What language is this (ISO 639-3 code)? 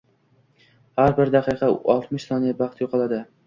uzb